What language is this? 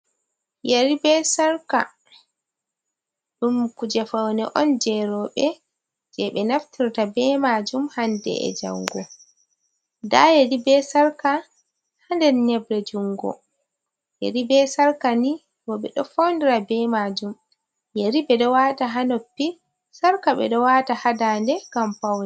Fula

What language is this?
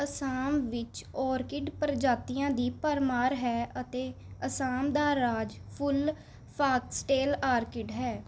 Punjabi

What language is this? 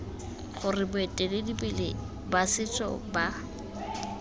Tswana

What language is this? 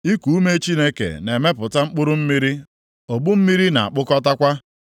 Igbo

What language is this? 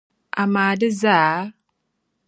Dagbani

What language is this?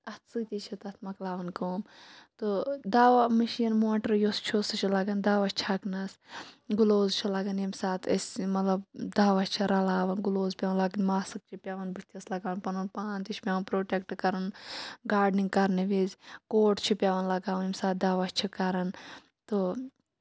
Kashmiri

